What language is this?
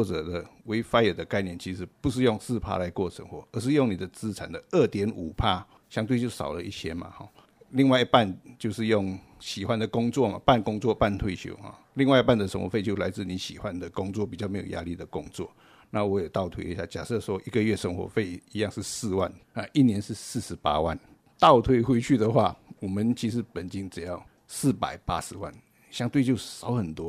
Chinese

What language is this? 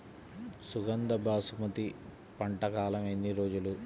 Telugu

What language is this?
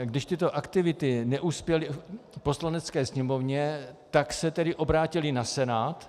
Czech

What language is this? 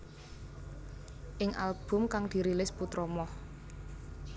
Javanese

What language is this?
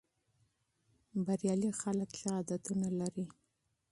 Pashto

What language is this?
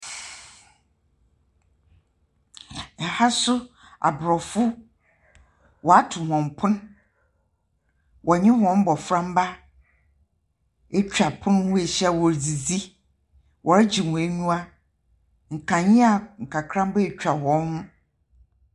Akan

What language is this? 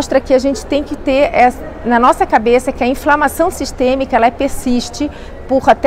Portuguese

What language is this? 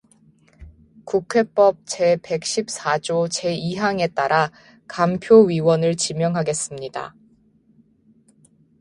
Korean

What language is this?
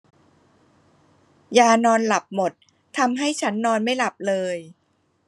Thai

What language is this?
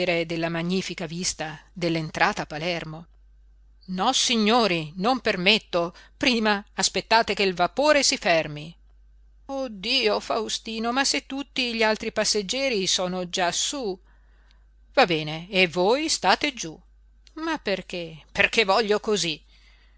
Italian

